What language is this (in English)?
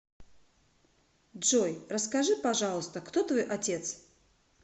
Russian